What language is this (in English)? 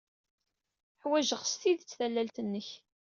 Kabyle